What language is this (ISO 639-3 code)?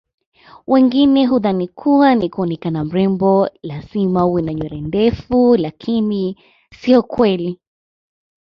swa